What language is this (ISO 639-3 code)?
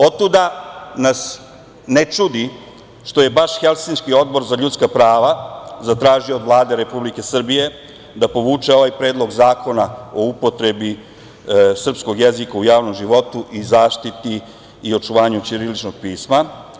srp